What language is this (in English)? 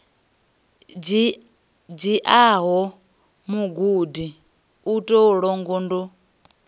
Venda